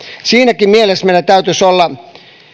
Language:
Finnish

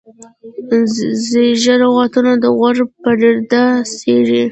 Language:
Pashto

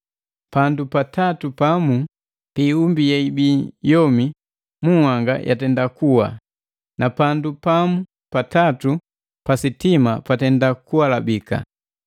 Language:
Matengo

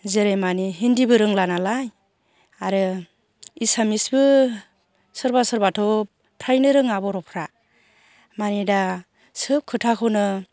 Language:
Bodo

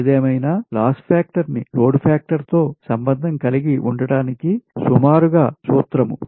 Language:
Telugu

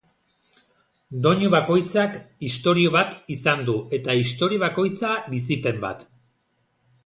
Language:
Basque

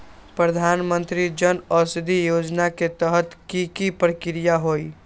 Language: Magahi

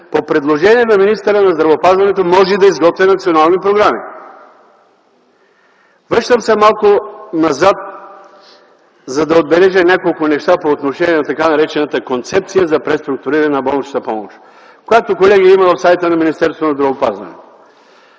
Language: Bulgarian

